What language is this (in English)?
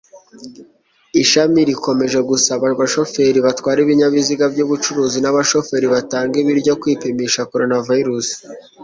Kinyarwanda